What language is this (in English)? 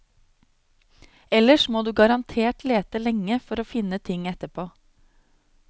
Norwegian